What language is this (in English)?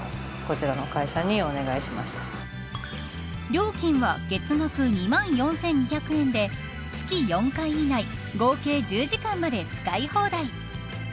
Japanese